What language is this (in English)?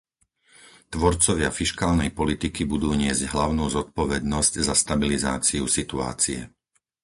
Slovak